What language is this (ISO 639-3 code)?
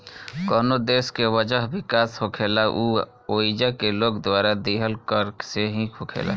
bho